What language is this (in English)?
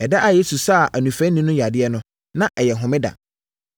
Akan